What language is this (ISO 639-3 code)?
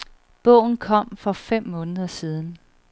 dan